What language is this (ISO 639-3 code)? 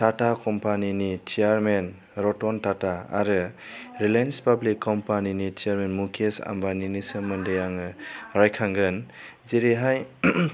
brx